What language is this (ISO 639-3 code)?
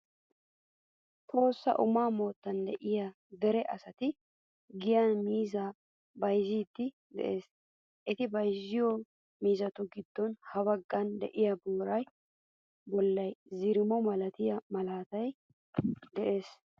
wal